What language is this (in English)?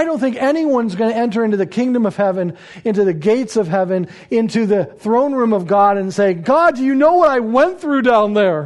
English